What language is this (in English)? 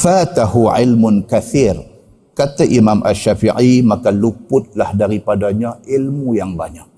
Malay